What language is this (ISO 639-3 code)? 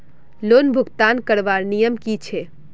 mag